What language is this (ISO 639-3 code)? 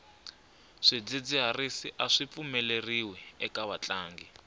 tso